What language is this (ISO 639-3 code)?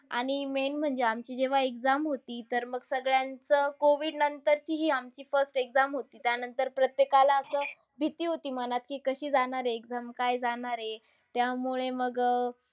mar